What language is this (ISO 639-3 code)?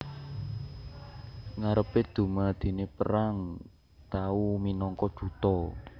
jav